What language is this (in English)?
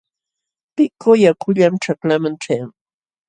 Jauja Wanca Quechua